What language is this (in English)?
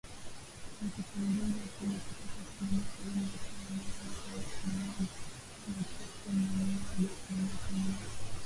Swahili